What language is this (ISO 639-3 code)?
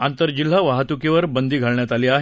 mar